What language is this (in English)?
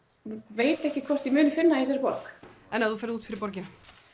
Icelandic